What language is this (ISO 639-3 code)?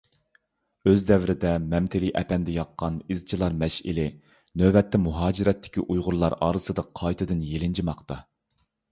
uig